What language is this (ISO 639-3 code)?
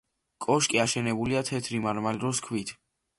kat